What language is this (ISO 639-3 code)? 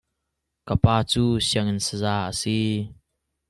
cnh